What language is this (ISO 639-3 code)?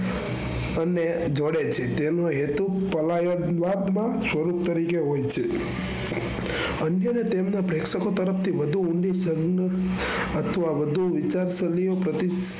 guj